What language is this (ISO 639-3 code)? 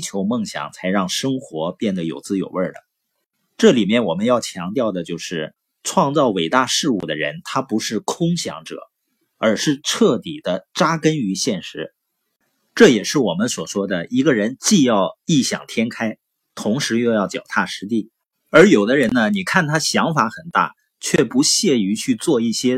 zho